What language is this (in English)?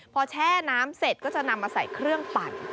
Thai